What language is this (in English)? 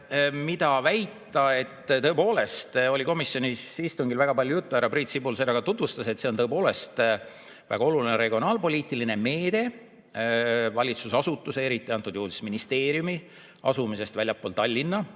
Estonian